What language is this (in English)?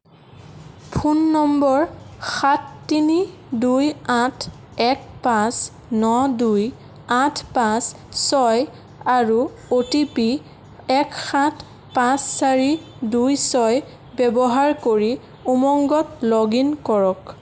Assamese